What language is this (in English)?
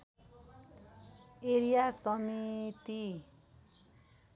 Nepali